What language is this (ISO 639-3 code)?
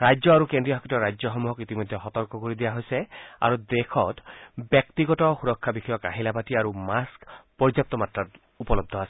asm